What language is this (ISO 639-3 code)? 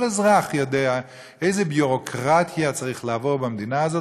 heb